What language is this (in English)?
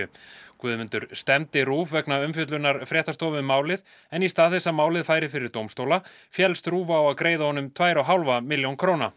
Icelandic